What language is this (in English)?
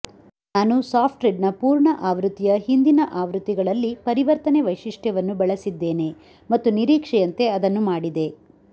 Kannada